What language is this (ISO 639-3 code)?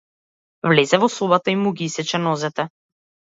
mkd